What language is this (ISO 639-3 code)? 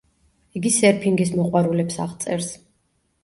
kat